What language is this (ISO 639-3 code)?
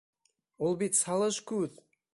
bak